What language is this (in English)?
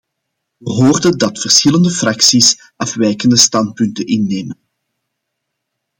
Dutch